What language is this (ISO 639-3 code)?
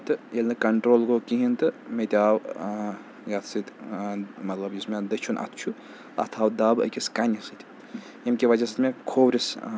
kas